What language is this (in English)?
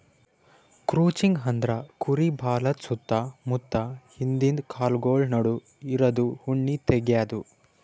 Kannada